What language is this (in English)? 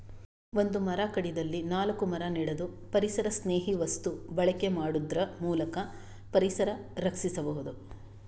Kannada